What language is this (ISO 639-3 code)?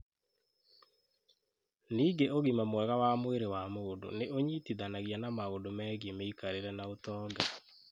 kik